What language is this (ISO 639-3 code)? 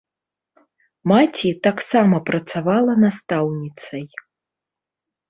bel